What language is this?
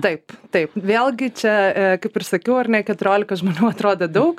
Lithuanian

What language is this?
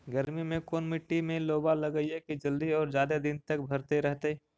Magahi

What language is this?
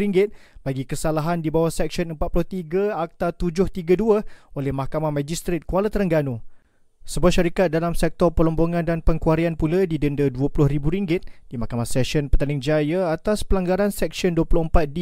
Malay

